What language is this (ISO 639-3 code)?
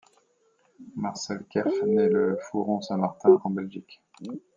fra